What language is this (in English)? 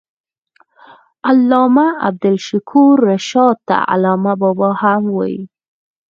Pashto